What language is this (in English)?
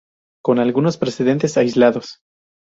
Spanish